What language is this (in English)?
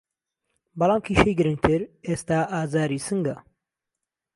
Central Kurdish